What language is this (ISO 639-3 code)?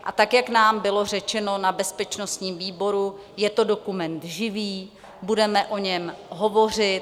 ces